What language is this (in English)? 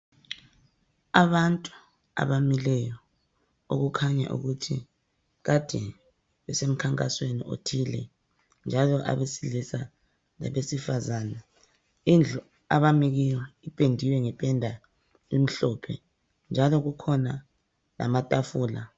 North Ndebele